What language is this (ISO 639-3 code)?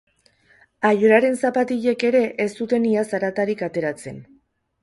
eus